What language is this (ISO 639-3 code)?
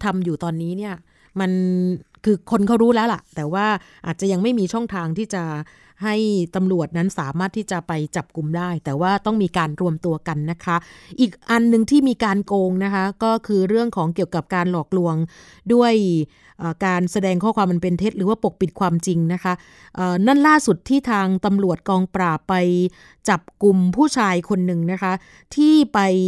tha